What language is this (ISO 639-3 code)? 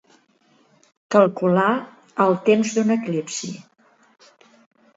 cat